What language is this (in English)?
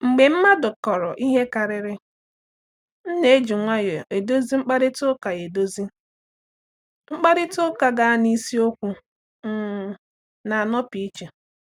Igbo